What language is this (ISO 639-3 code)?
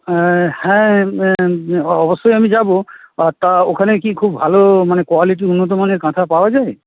ben